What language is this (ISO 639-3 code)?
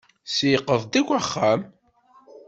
kab